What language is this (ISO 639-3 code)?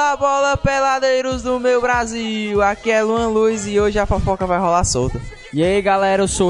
por